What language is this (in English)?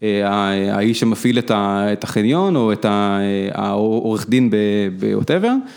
Hebrew